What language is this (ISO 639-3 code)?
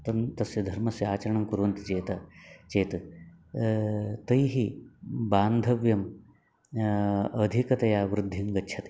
san